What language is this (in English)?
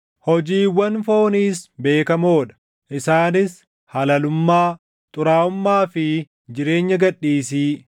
Oromo